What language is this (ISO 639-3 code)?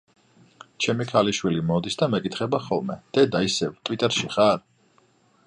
kat